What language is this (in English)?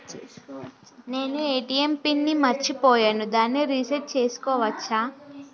Telugu